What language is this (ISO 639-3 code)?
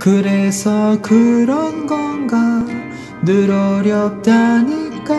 kor